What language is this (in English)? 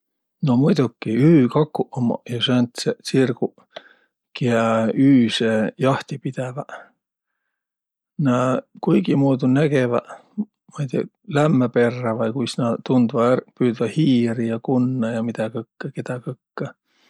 Võro